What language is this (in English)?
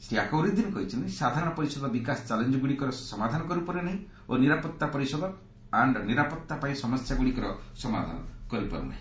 Odia